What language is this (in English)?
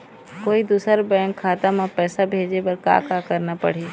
Chhattisgarhi